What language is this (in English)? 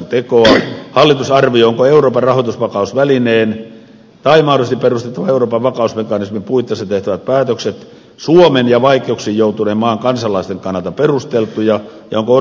Finnish